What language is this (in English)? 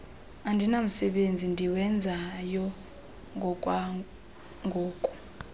Xhosa